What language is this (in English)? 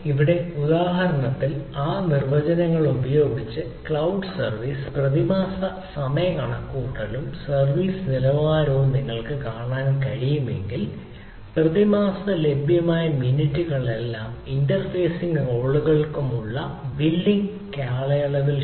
Malayalam